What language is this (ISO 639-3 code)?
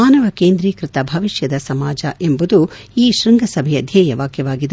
kan